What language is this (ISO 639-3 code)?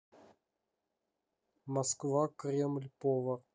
rus